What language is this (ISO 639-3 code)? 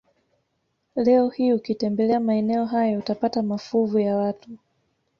swa